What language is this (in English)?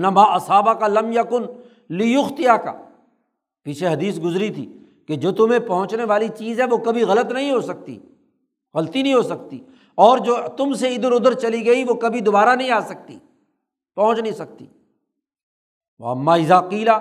Urdu